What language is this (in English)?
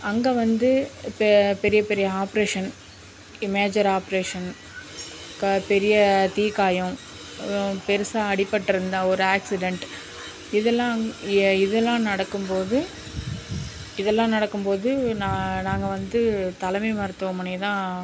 Tamil